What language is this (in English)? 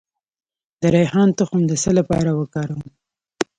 Pashto